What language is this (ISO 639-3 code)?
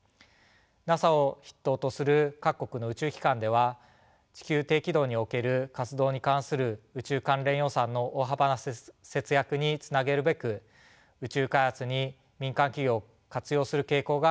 jpn